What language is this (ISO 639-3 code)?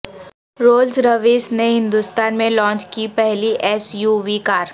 urd